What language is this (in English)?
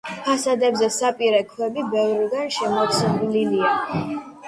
Georgian